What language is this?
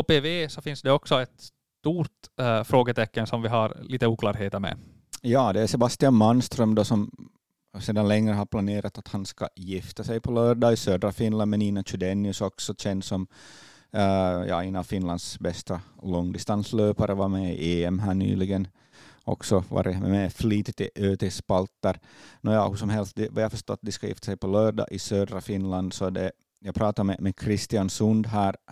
Swedish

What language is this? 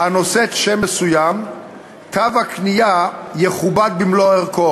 Hebrew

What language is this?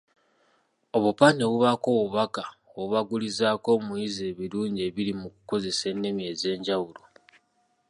Ganda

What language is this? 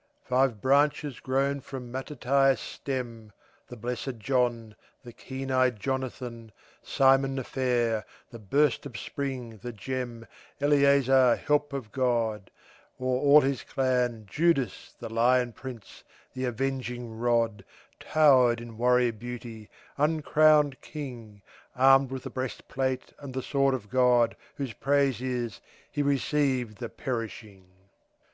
English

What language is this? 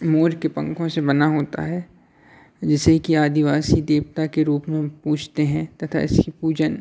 Hindi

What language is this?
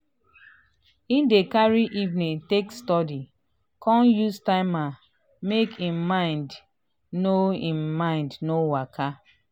Nigerian Pidgin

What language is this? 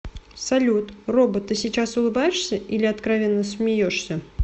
Russian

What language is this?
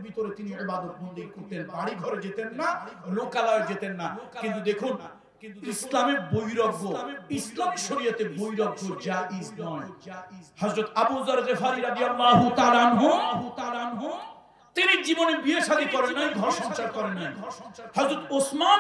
Italian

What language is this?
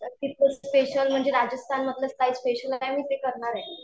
Marathi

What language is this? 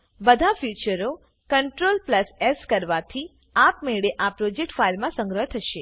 Gujarati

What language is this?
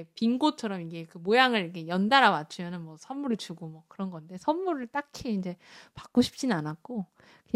Korean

